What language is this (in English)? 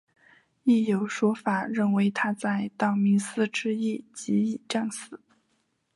Chinese